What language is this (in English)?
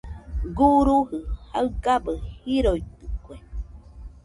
Nüpode Huitoto